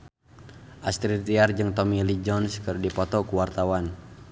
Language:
Sundanese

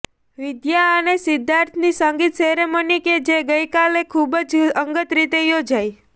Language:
Gujarati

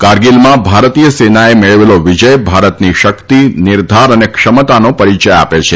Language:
Gujarati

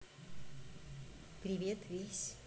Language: Russian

